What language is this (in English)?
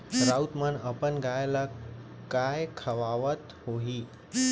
Chhattisgarhi